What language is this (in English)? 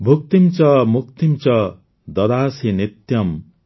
Odia